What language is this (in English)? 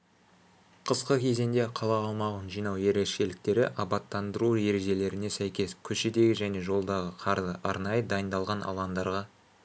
Kazakh